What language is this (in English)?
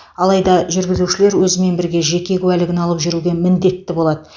Kazakh